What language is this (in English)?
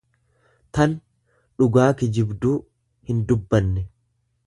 Oromo